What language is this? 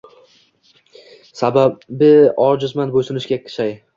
Uzbek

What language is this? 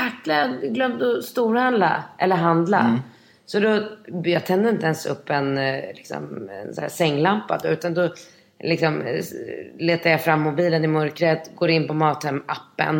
Swedish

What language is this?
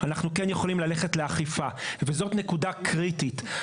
Hebrew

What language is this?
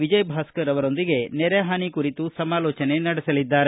Kannada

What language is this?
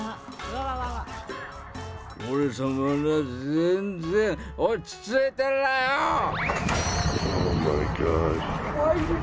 Japanese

